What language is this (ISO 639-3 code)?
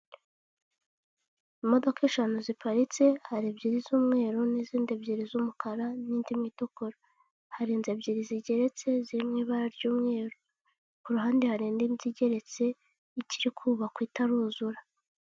kin